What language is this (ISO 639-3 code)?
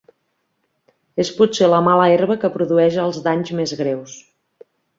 cat